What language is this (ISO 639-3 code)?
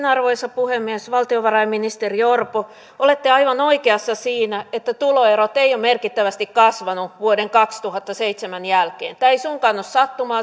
fin